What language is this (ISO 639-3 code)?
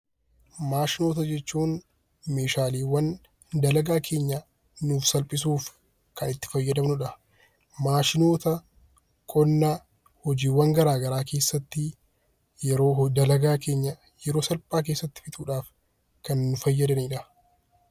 orm